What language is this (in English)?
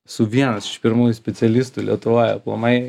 Lithuanian